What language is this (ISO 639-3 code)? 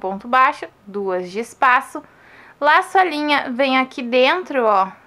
por